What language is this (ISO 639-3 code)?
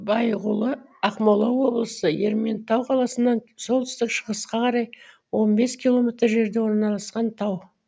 kaz